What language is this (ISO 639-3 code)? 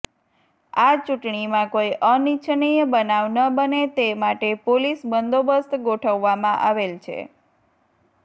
guj